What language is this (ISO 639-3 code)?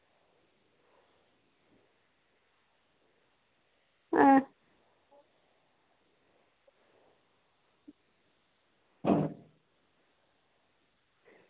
doi